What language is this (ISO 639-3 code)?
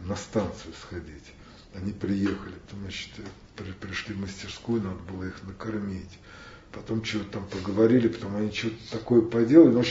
rus